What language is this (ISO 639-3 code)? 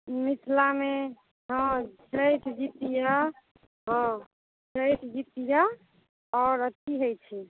mai